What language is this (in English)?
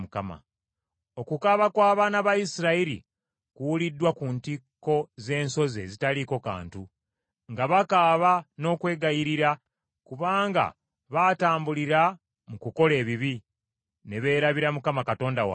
Ganda